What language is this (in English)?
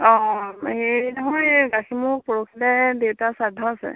Assamese